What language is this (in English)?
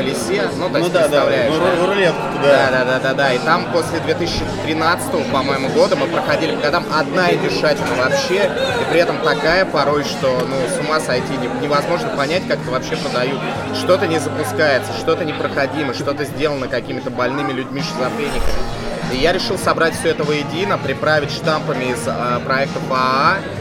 Russian